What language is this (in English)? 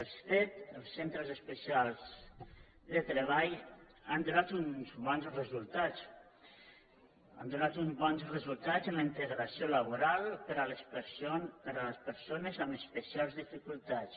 Catalan